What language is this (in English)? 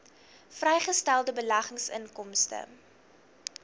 Afrikaans